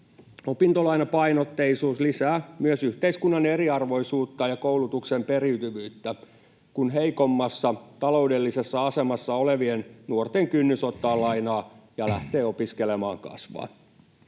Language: Finnish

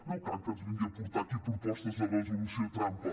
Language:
Catalan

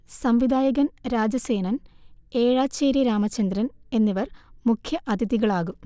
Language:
Malayalam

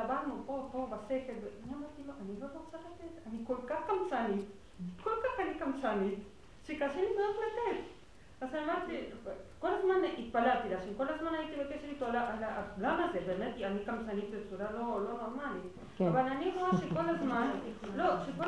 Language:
Hebrew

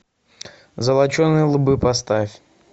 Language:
Russian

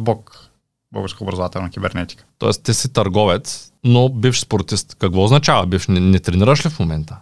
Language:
Bulgarian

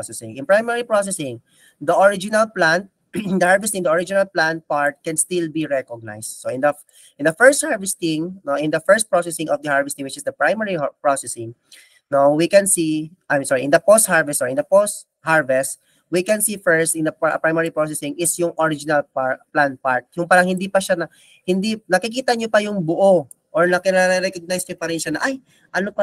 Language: Filipino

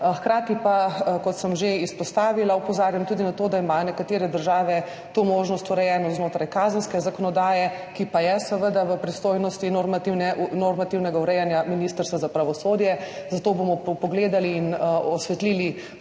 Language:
Slovenian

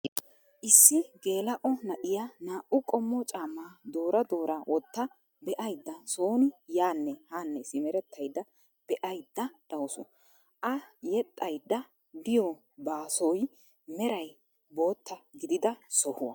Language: Wolaytta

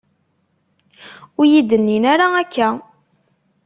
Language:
Kabyle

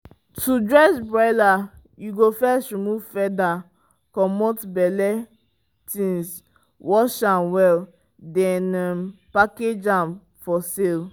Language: Nigerian Pidgin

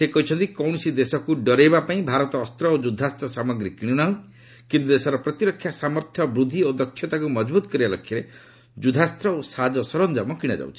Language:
Odia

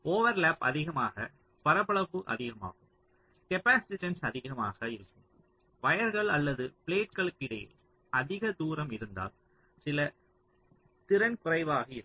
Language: Tamil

